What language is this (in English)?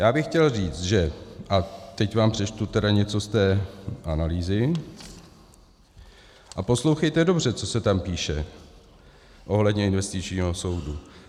Czech